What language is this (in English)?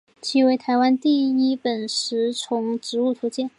Chinese